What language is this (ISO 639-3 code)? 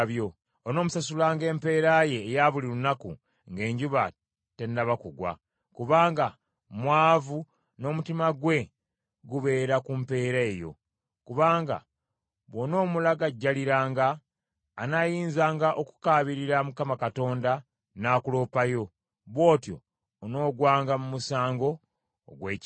lug